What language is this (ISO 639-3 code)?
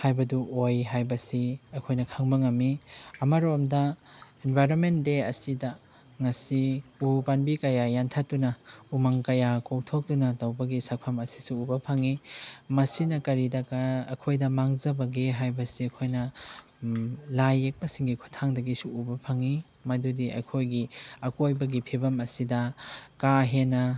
mni